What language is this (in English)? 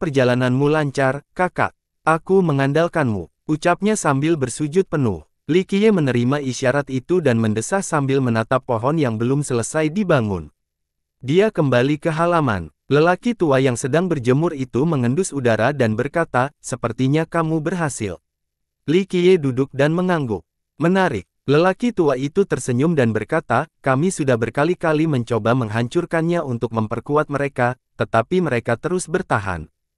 Indonesian